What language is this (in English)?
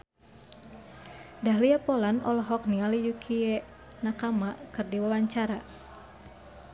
Sundanese